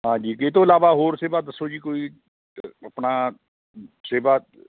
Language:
Punjabi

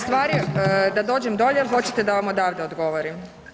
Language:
Croatian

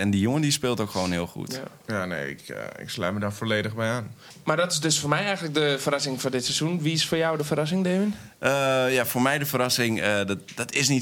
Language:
Dutch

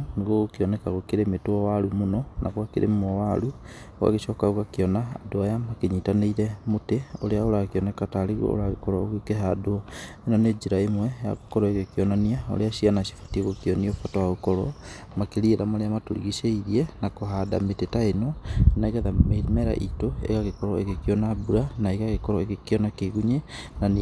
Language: Kikuyu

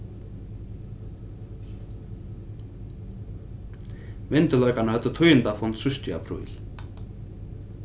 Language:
Faroese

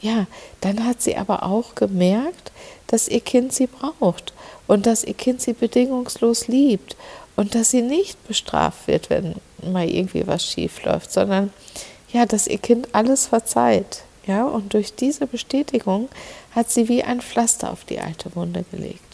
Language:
German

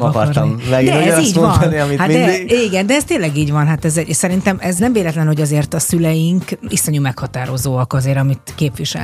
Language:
Hungarian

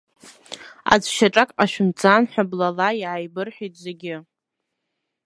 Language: Abkhazian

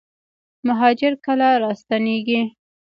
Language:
Pashto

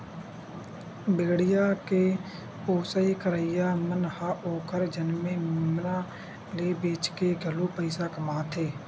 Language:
Chhattisgarhi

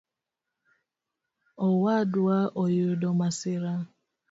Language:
Luo (Kenya and Tanzania)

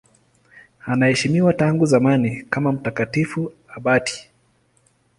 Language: Swahili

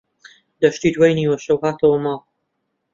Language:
Central Kurdish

